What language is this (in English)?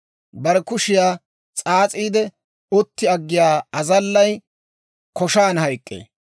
Dawro